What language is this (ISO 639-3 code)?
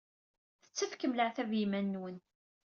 kab